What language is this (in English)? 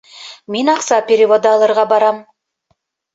Bashkir